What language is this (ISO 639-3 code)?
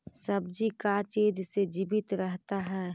mag